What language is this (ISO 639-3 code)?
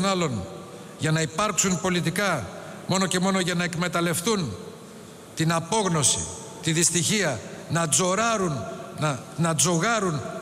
ell